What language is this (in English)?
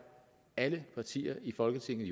Danish